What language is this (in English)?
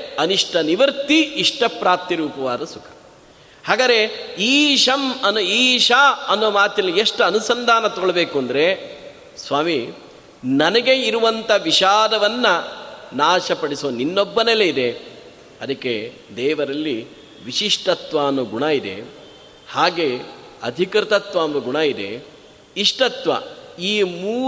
Kannada